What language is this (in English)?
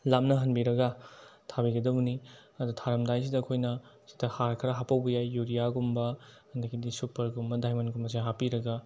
Manipuri